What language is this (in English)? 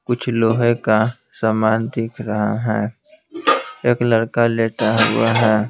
Hindi